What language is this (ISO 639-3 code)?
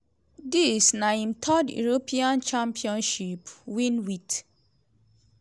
pcm